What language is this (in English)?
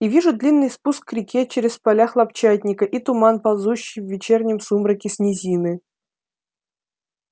Russian